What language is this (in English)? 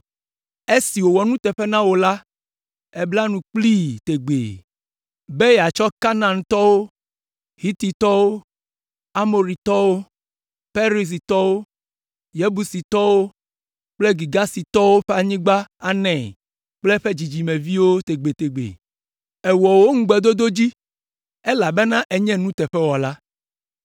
Ewe